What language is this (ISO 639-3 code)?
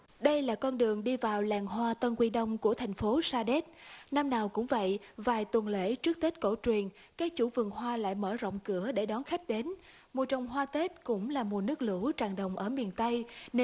vie